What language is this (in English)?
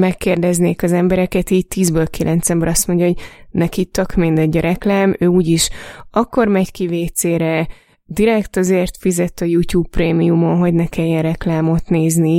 Hungarian